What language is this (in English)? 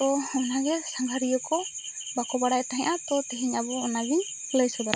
Santali